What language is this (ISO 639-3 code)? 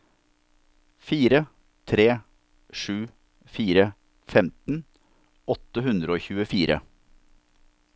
nor